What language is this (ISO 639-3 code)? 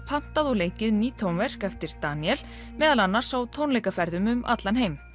isl